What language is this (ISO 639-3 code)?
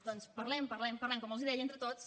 cat